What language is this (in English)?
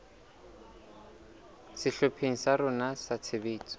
Southern Sotho